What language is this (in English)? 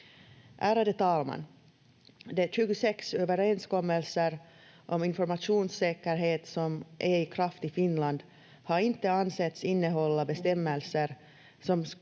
Finnish